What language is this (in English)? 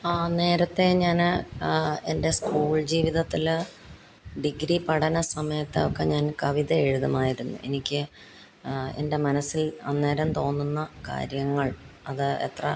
Malayalam